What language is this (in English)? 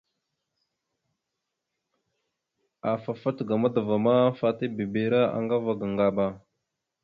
Mada (Cameroon)